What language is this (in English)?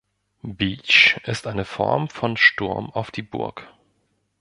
German